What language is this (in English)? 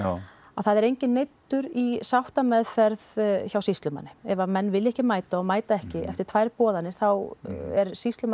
Icelandic